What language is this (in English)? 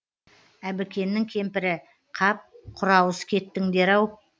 Kazakh